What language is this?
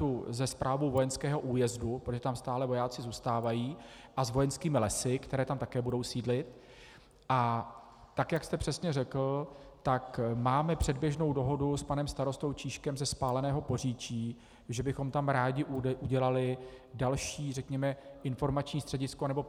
Czech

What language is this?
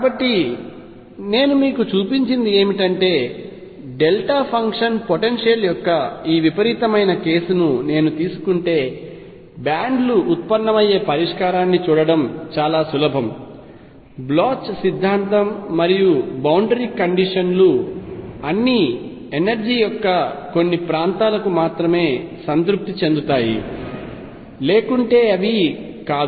Telugu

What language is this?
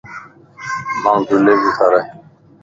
Lasi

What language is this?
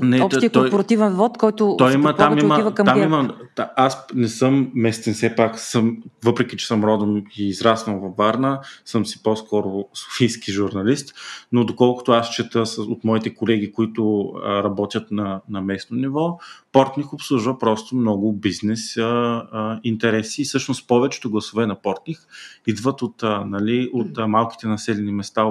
Bulgarian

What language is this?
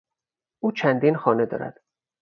Persian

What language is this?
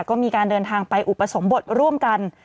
Thai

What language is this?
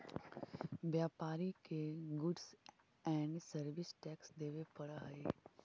Magahi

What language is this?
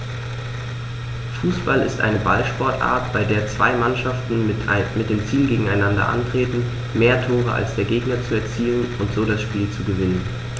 German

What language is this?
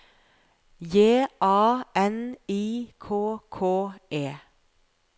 Norwegian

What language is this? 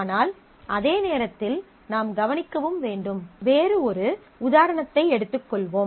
Tamil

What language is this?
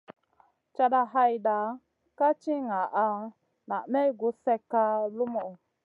Masana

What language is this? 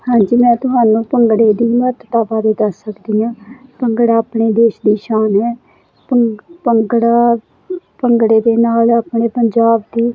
Punjabi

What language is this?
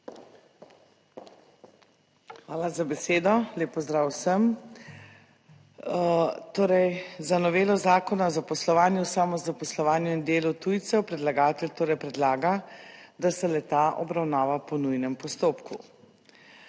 Slovenian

